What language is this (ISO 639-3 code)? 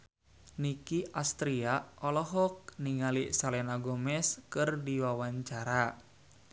sun